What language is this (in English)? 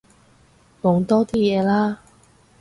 Cantonese